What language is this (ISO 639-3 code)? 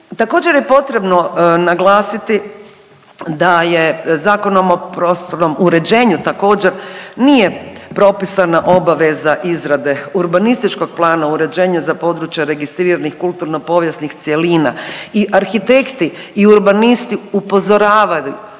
hrv